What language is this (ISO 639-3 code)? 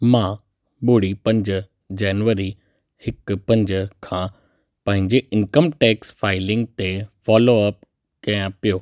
snd